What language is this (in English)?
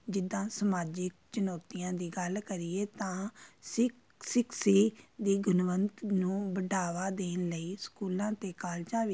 Punjabi